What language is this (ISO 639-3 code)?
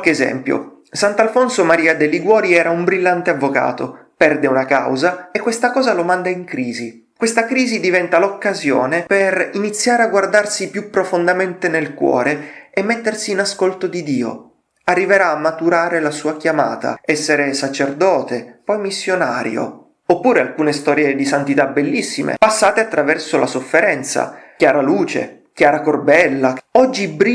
ita